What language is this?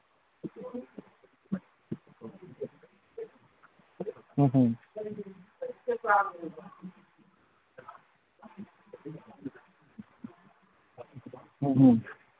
Manipuri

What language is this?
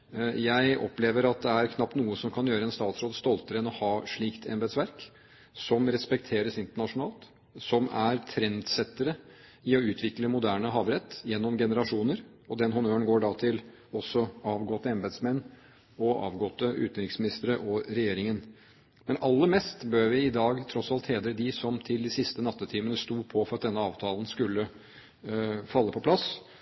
Norwegian Bokmål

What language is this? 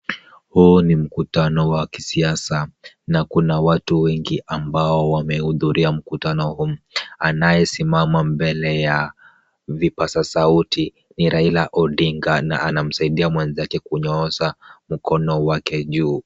Swahili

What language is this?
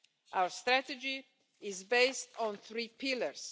English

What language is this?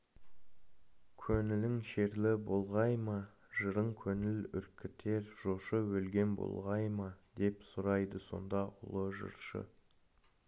Kazakh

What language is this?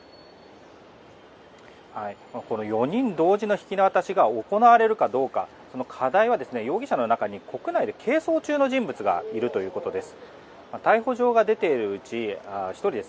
Japanese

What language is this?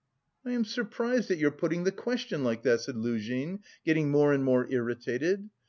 English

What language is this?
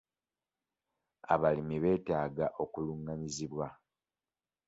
Ganda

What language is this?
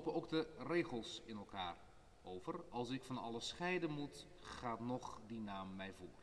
Dutch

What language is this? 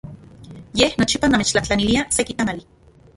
Central Puebla Nahuatl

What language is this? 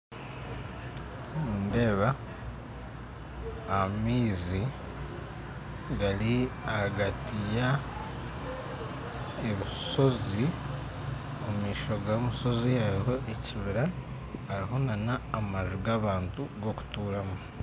Nyankole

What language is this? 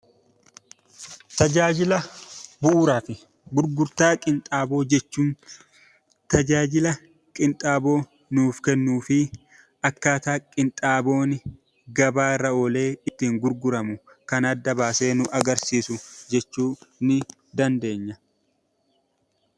Oromo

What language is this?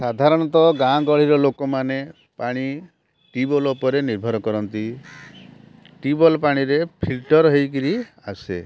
Odia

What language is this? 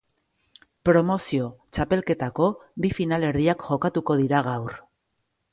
Basque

